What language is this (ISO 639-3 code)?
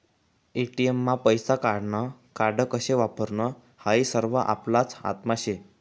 mar